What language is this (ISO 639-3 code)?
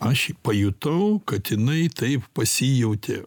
lit